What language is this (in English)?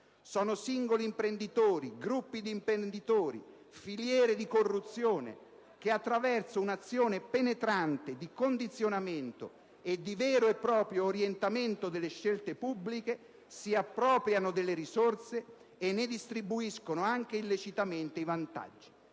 Italian